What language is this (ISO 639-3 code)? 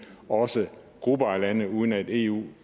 dan